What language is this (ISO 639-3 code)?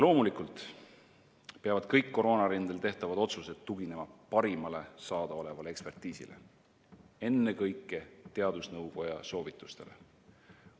est